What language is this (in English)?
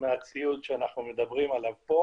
Hebrew